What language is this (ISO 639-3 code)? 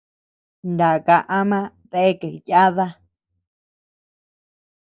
cux